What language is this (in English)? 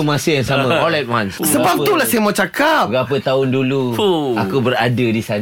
Malay